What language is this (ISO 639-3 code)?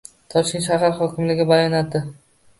uzb